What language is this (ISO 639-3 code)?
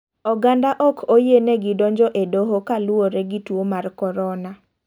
luo